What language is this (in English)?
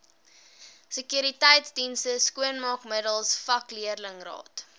Afrikaans